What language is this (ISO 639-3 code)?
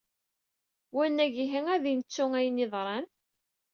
kab